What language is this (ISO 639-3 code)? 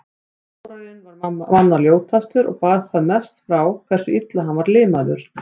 isl